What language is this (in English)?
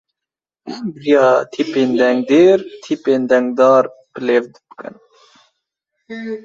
Kurdish